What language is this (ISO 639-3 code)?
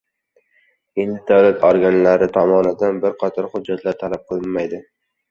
uzb